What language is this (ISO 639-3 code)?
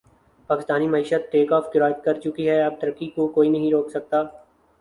urd